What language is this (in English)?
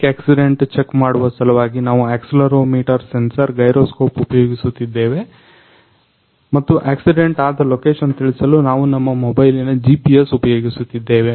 Kannada